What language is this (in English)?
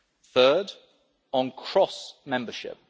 English